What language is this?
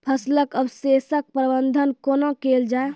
Maithili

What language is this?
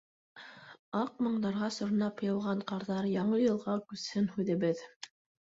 Bashkir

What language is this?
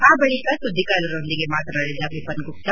Kannada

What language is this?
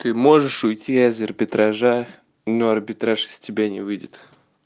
Russian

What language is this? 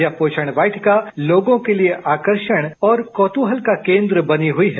Hindi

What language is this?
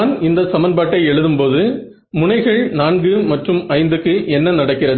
Tamil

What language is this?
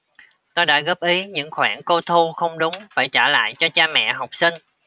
Vietnamese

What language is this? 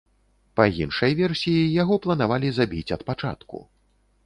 Belarusian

